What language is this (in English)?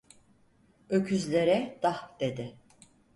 Turkish